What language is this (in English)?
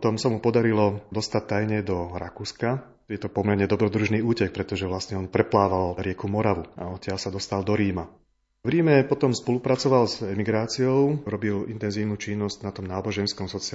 Slovak